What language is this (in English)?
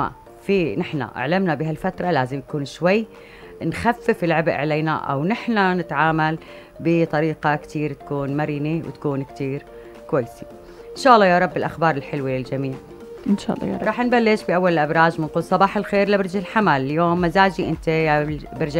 Arabic